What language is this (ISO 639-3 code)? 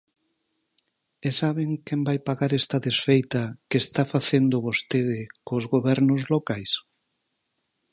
glg